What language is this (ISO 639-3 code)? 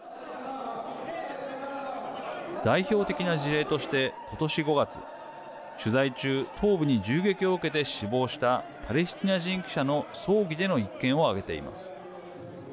jpn